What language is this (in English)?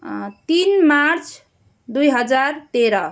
Nepali